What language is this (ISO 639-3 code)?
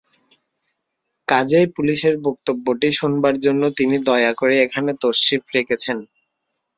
ben